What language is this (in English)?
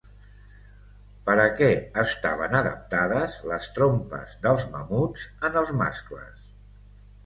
Catalan